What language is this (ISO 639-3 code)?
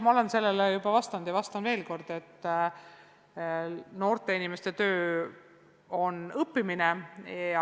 est